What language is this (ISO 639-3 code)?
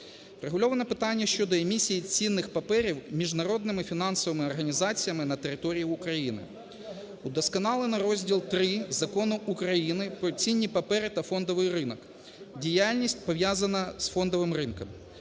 ukr